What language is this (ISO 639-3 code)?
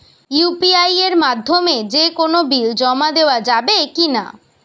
ben